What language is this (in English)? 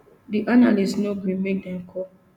Nigerian Pidgin